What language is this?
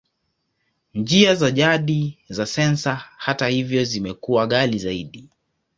Swahili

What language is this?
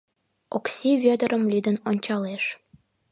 Mari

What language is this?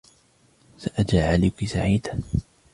Arabic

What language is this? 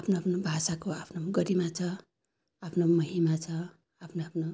Nepali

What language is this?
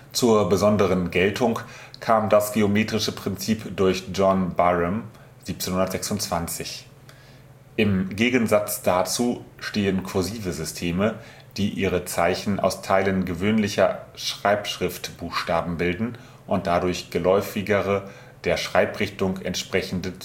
German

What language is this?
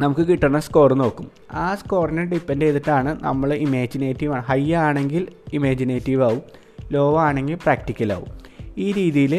Malayalam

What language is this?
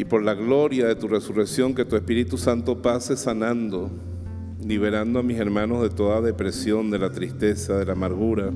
Spanish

